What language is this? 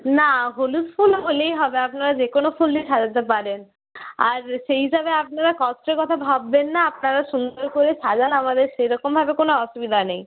Bangla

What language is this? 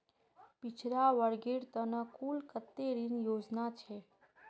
Magahi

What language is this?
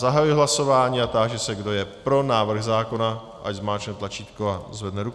Czech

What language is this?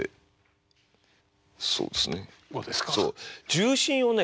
Japanese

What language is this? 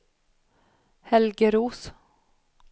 Swedish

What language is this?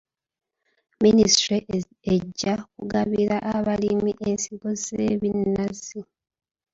Ganda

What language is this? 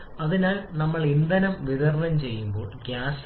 Malayalam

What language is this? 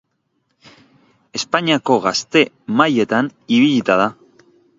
Basque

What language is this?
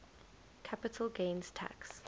English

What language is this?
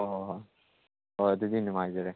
Manipuri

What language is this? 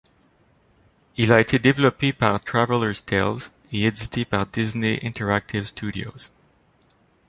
French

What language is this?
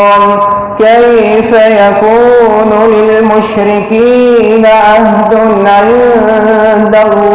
Arabic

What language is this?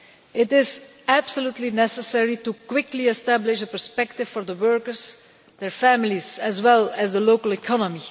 English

